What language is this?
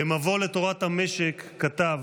Hebrew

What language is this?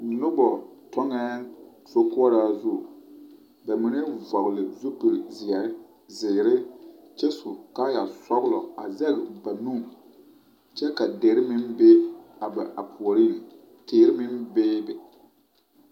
Southern Dagaare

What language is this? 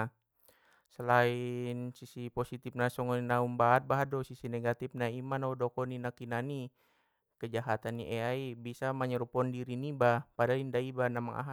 Batak Mandailing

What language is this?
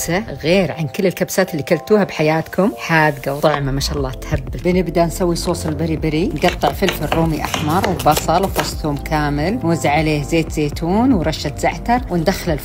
Arabic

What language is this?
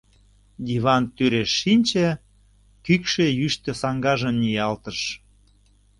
Mari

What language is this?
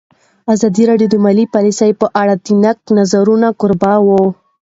Pashto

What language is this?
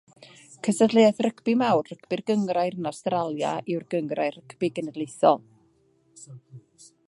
Welsh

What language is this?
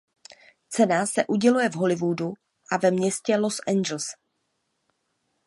Czech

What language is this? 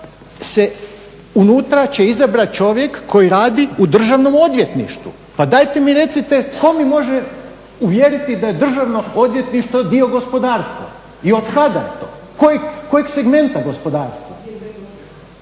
Croatian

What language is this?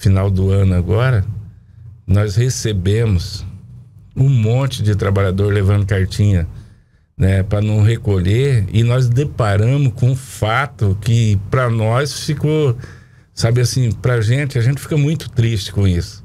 Portuguese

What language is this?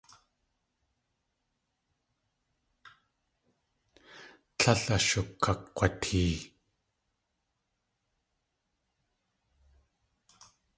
Tlingit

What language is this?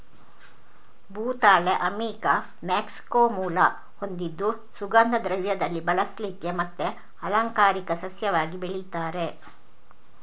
Kannada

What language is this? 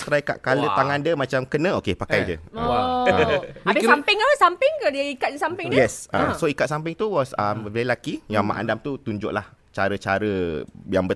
Malay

